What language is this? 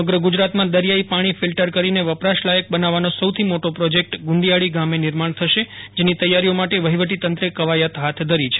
Gujarati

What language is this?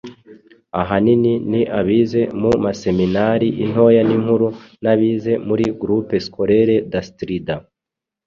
Kinyarwanda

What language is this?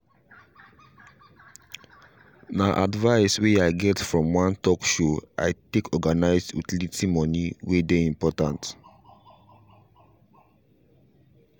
Nigerian Pidgin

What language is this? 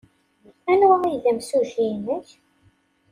Kabyle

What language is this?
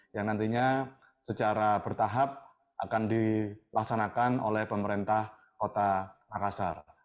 Indonesian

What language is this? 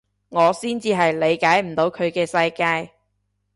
Cantonese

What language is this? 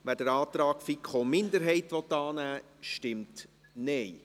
Swiss German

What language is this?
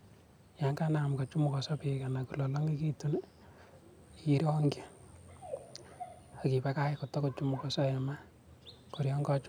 Kalenjin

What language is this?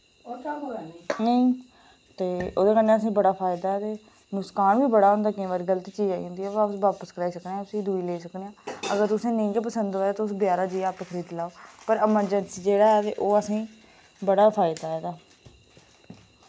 Dogri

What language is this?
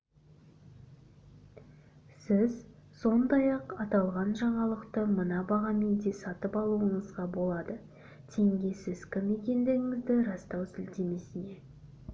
Kazakh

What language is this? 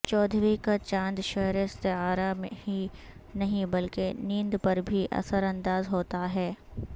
Urdu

